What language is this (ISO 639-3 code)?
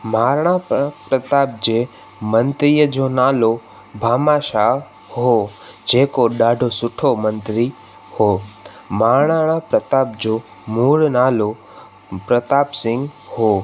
snd